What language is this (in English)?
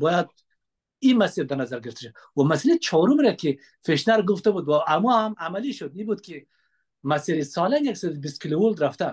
Persian